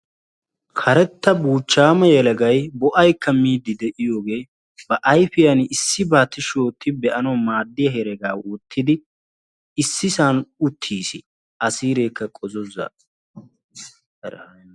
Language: Wolaytta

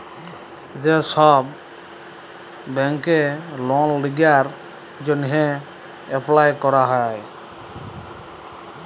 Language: Bangla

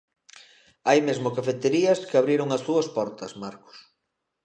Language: Galician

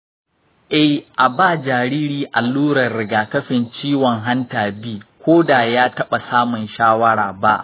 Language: Hausa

